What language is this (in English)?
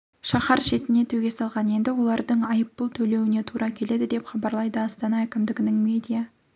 Kazakh